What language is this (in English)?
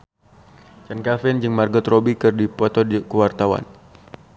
Sundanese